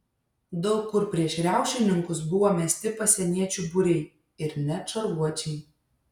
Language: Lithuanian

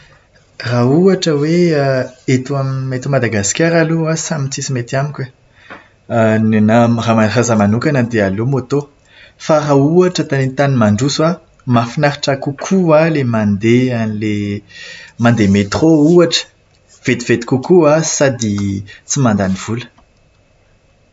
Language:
Malagasy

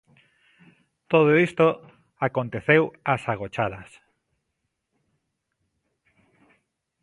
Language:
Galician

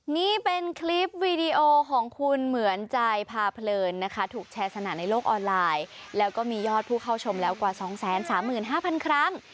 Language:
Thai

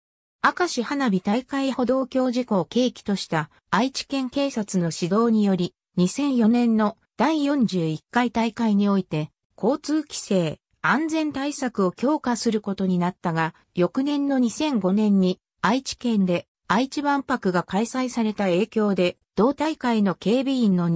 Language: Japanese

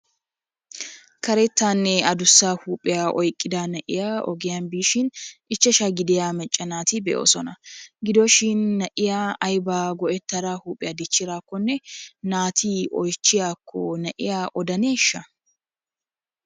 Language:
Wolaytta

